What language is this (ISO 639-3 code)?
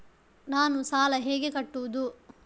kan